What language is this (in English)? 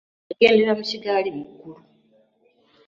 Ganda